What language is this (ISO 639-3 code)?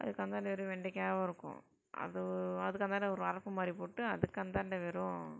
tam